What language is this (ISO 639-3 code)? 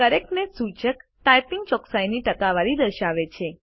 guj